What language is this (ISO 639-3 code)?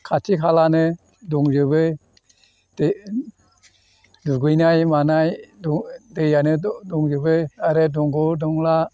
brx